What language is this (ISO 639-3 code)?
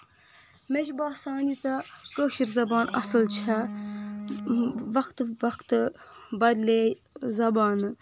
kas